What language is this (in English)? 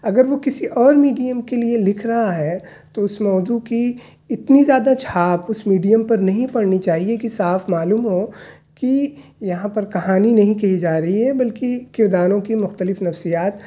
Urdu